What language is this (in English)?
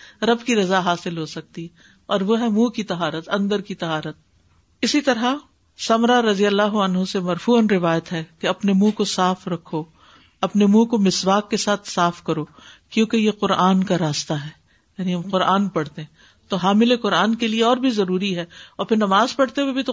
Urdu